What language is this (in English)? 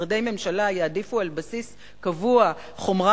Hebrew